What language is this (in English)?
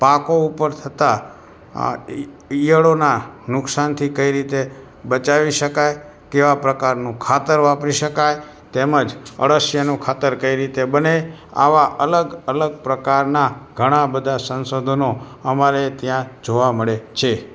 Gujarati